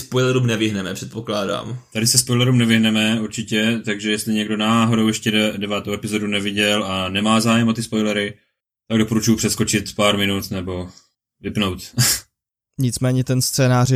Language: Czech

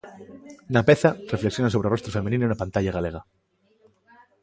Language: Galician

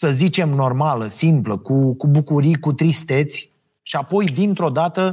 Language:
Romanian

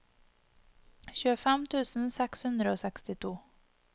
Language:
Norwegian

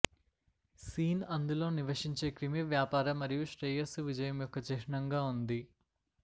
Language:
Telugu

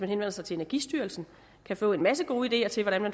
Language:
Danish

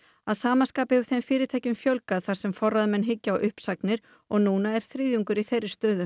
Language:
Icelandic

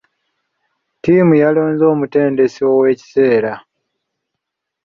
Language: Ganda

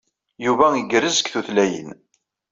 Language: Kabyle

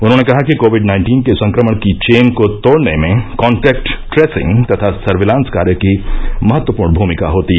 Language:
Hindi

